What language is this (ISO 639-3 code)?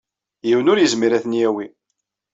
kab